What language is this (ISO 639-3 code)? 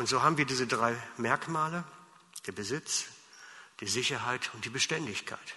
deu